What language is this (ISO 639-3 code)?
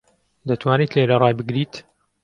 ckb